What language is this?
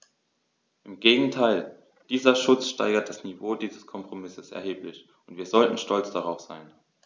German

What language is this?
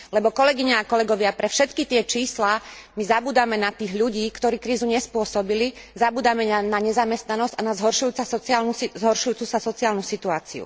Slovak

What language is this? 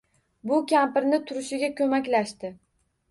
Uzbek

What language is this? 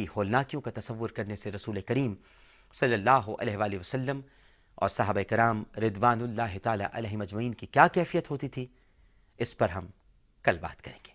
Urdu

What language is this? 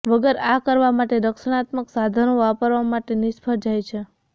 Gujarati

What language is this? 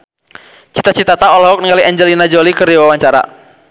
Sundanese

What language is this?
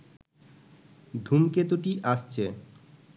Bangla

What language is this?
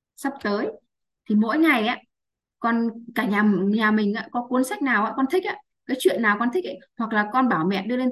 Vietnamese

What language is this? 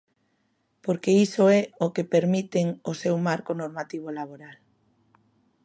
Galician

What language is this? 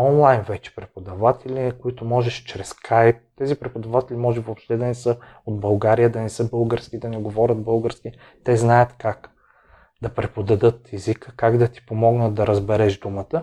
Bulgarian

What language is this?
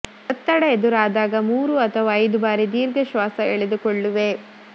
Kannada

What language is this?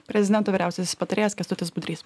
Lithuanian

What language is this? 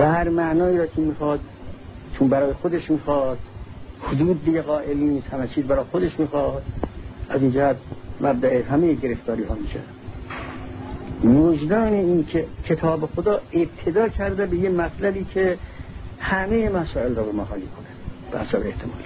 Persian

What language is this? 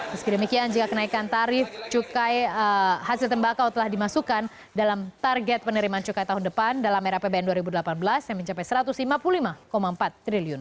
Indonesian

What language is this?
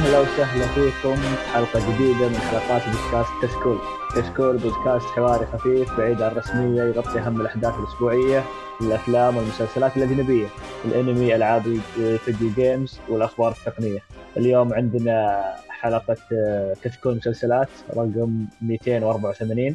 Arabic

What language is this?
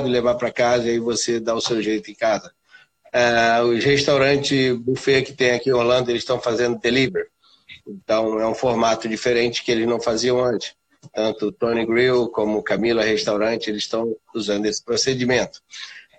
Portuguese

